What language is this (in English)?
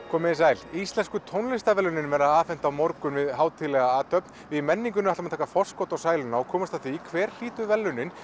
Icelandic